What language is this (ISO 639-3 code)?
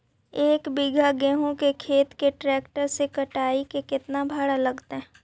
mag